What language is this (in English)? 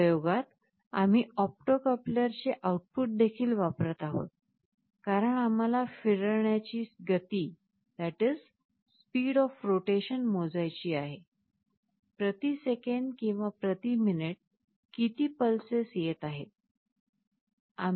Marathi